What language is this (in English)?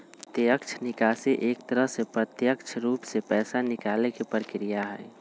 Magahi